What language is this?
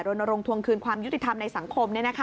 Thai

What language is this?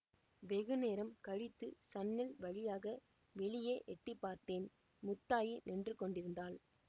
Tamil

